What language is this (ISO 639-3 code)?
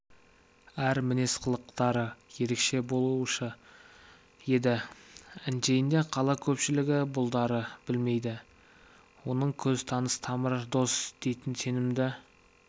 kaz